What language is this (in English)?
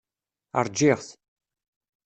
Kabyle